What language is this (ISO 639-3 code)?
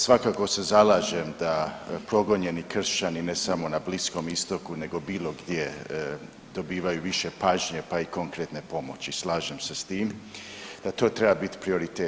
hrv